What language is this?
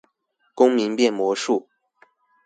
Chinese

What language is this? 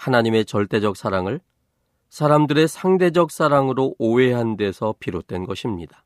Korean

